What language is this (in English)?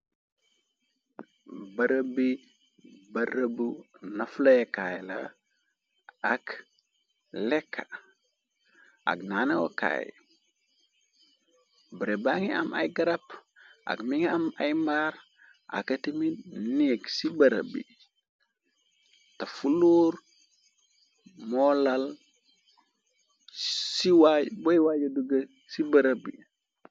Wolof